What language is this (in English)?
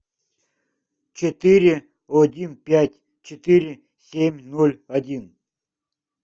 Russian